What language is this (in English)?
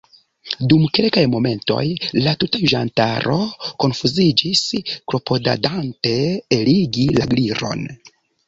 Esperanto